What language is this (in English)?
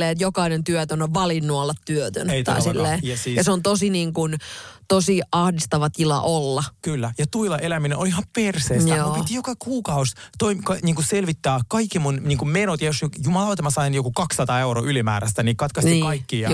Finnish